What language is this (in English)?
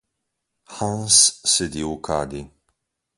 Slovenian